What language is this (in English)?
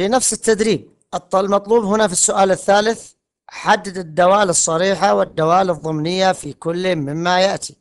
Arabic